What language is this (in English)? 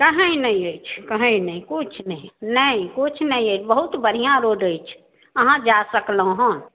Maithili